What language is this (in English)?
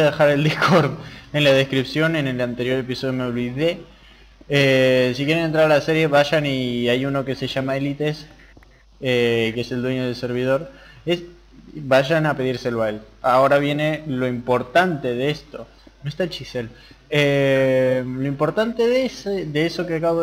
Spanish